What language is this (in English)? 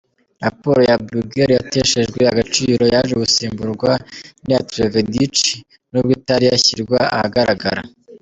Kinyarwanda